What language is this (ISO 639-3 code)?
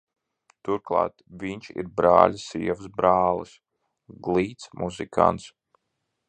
lav